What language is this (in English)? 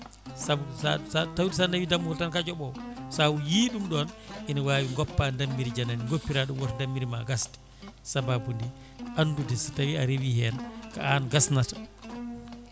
Fula